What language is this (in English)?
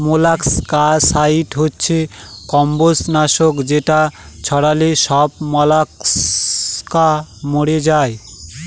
Bangla